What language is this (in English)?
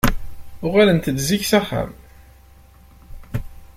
Kabyle